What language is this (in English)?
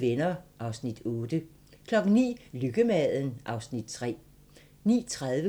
Danish